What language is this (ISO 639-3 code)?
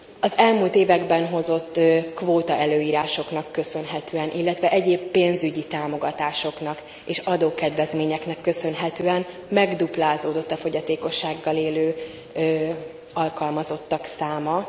hun